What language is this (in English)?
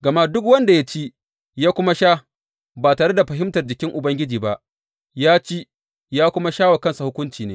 Hausa